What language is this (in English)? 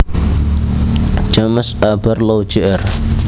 Javanese